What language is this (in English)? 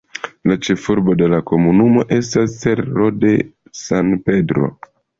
Esperanto